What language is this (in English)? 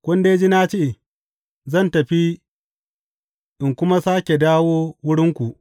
Hausa